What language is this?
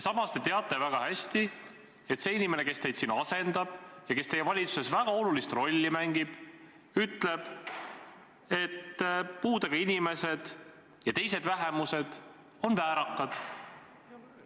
Estonian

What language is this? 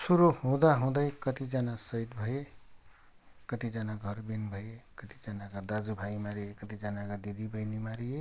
Nepali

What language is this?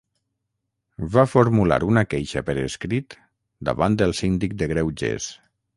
Catalan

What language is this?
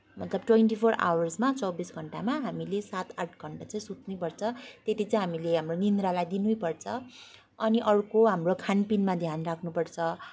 Nepali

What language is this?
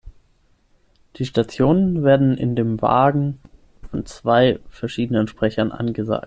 German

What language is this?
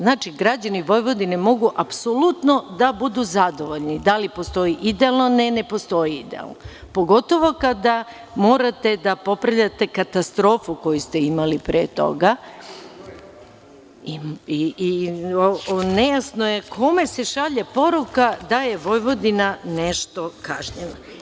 Serbian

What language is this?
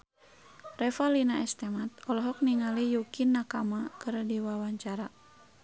Sundanese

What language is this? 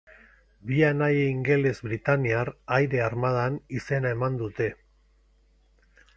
Basque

